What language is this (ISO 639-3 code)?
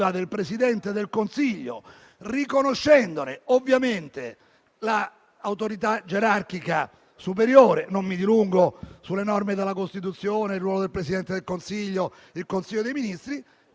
ita